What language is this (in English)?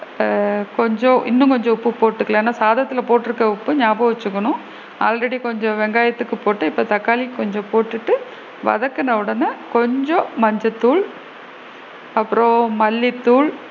Tamil